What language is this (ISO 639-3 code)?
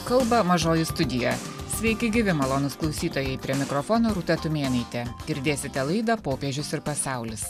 lit